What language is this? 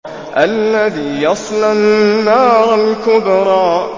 Arabic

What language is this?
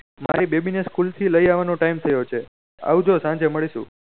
Gujarati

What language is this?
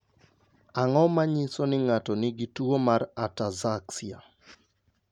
Luo (Kenya and Tanzania)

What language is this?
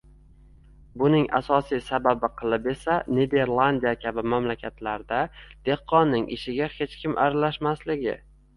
Uzbek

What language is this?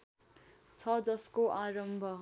Nepali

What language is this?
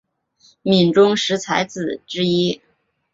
Chinese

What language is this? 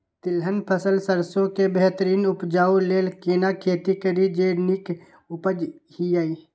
Maithili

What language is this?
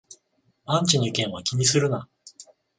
Japanese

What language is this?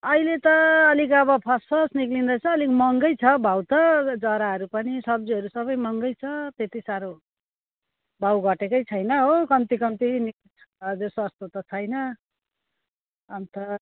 Nepali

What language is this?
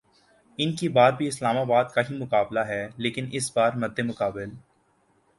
Urdu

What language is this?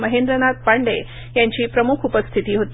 Marathi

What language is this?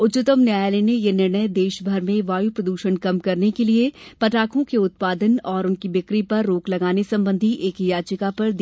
Hindi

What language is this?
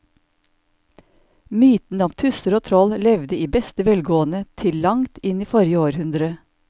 Norwegian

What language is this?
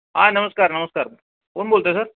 Marathi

